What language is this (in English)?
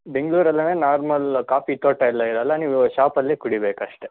Kannada